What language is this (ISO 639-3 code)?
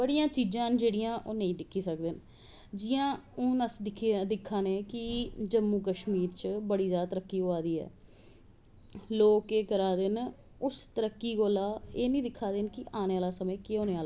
doi